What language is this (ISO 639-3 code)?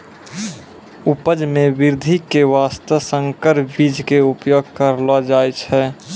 mai